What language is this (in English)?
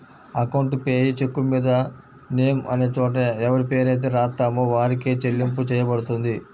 Telugu